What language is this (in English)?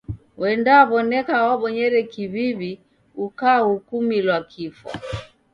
Taita